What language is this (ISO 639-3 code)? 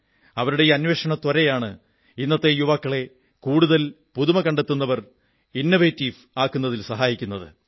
mal